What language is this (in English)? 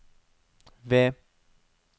Norwegian